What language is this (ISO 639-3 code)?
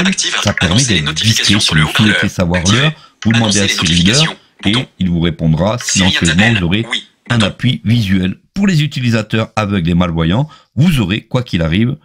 fra